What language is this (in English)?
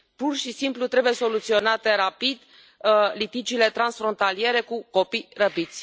Romanian